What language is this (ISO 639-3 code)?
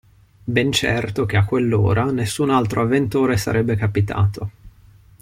ita